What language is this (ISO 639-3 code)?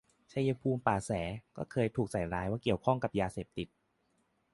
tha